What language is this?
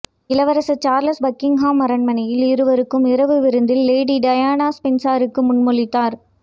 Tamil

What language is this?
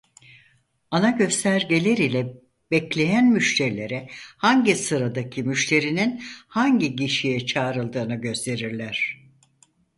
Turkish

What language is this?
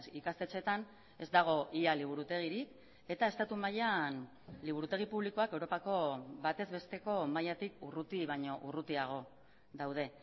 Basque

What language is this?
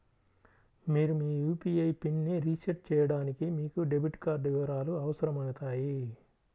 Telugu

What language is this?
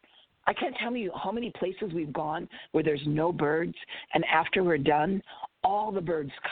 English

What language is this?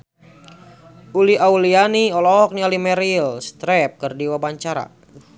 Sundanese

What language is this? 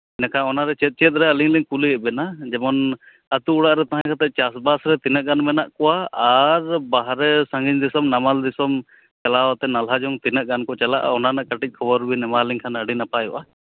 Santali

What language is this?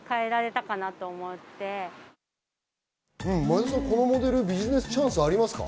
Japanese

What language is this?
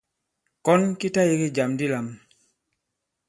Bankon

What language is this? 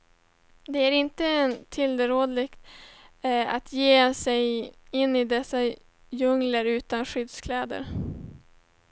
Swedish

